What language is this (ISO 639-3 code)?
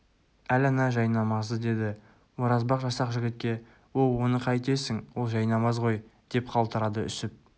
kaz